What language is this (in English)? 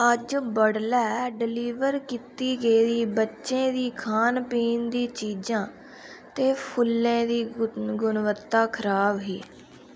Dogri